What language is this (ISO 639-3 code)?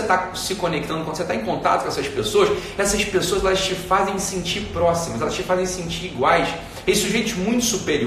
por